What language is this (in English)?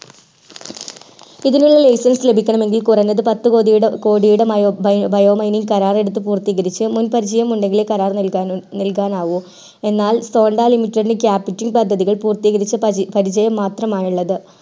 Malayalam